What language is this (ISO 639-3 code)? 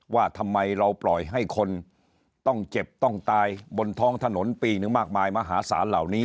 tha